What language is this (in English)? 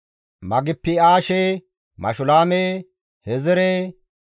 Gamo